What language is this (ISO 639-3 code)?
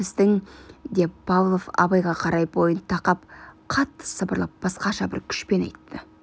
kaz